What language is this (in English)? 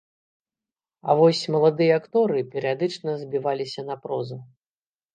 Belarusian